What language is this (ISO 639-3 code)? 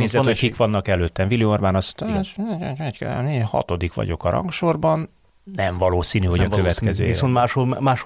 hun